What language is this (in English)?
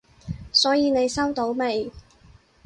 Cantonese